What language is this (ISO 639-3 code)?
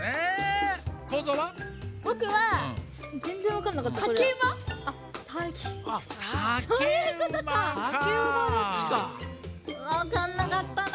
jpn